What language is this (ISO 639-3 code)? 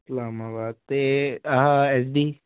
pan